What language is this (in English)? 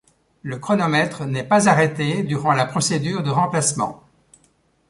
French